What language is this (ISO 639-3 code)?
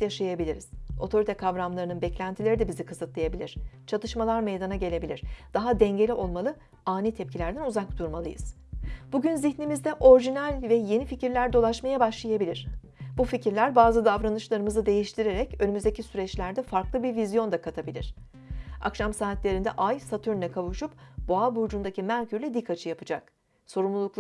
tur